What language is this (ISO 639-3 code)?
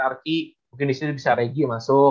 ind